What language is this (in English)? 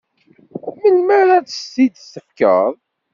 Kabyle